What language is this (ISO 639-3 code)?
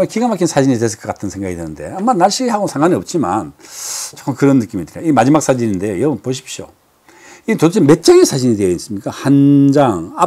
kor